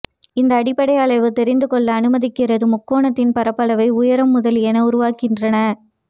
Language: Tamil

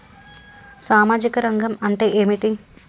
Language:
Telugu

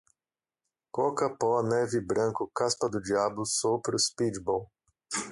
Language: Portuguese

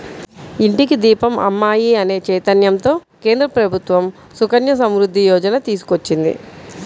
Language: Telugu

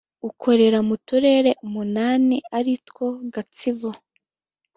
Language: Kinyarwanda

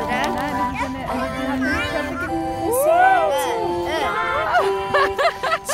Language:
German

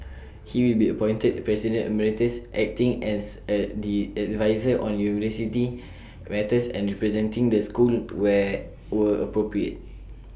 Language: English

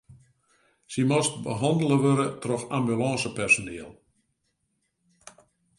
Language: Western Frisian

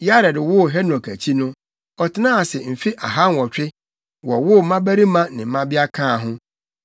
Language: Akan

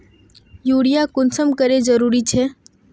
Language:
Magahi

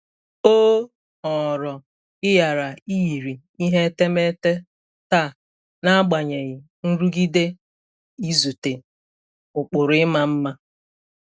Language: Igbo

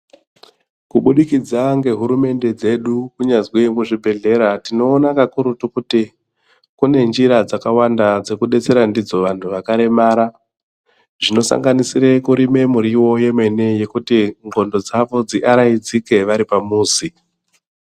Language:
Ndau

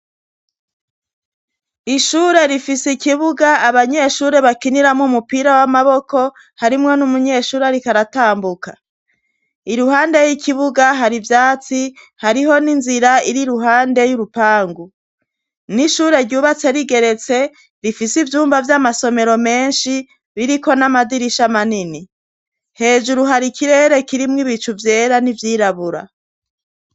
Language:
Rundi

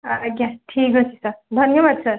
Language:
Odia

